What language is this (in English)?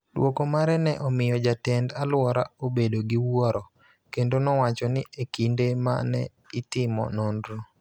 Luo (Kenya and Tanzania)